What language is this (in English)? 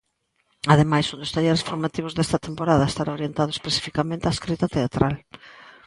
Galician